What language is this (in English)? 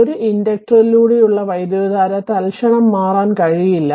Malayalam